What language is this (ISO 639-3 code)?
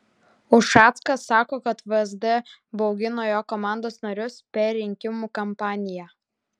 lit